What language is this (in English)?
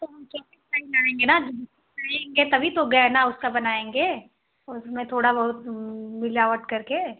Hindi